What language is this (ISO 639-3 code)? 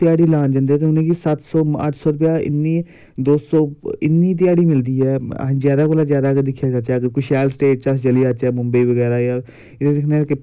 doi